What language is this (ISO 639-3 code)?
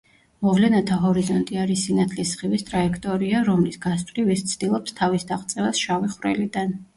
kat